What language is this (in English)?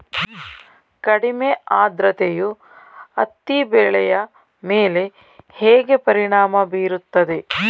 Kannada